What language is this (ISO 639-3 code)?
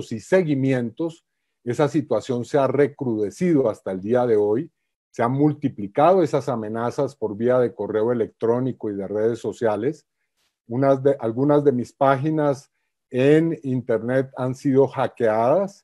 spa